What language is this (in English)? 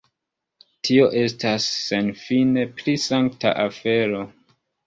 Esperanto